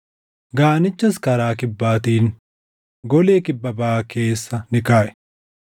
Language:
Oromo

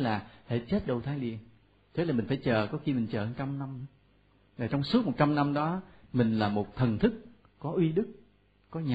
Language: Vietnamese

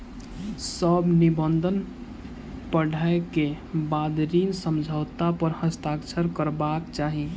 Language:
Maithili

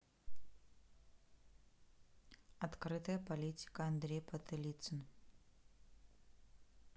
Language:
Russian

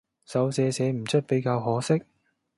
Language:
Cantonese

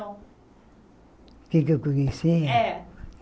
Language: Portuguese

